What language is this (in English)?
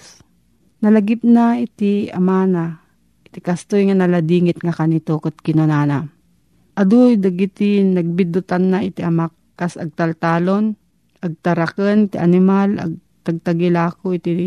Filipino